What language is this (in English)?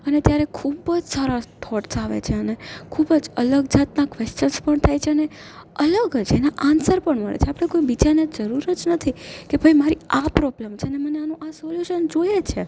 Gujarati